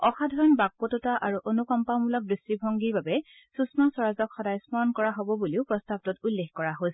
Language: Assamese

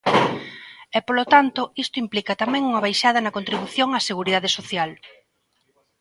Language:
Galician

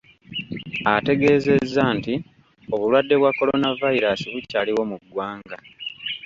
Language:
Ganda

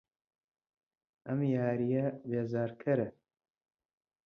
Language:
Central Kurdish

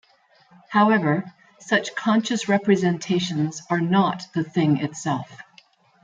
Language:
English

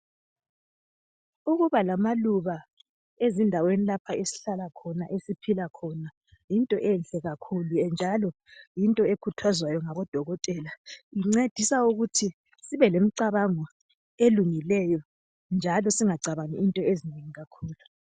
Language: North Ndebele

